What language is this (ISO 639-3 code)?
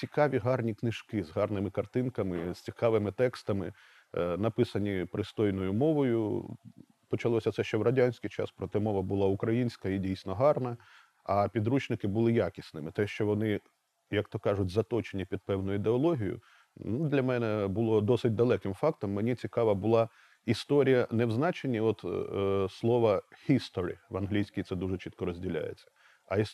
ukr